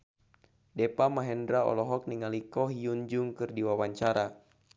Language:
Sundanese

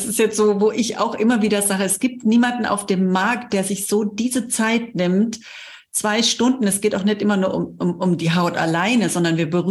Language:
German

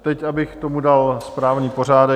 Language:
Czech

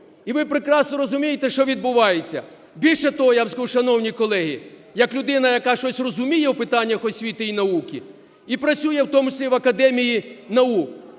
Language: Ukrainian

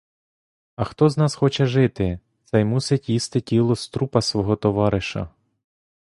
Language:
Ukrainian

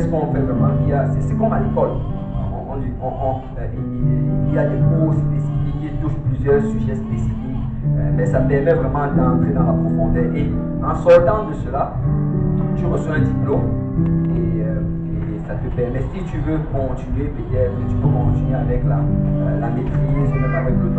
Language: French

